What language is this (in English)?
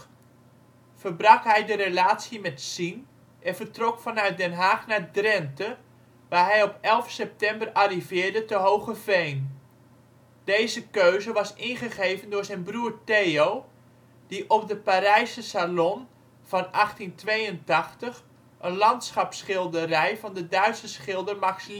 Dutch